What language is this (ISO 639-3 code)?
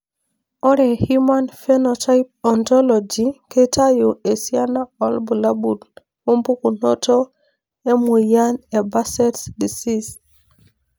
mas